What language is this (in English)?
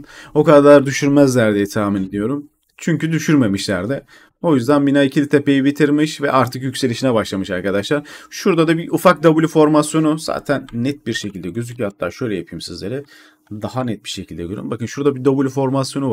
Turkish